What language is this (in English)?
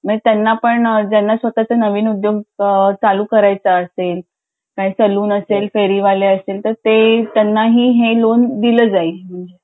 Marathi